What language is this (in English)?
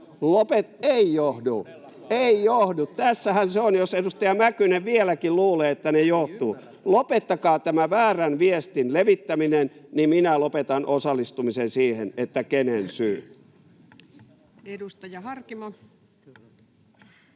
Finnish